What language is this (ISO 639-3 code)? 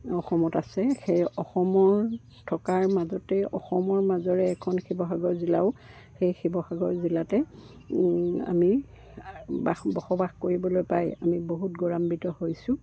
asm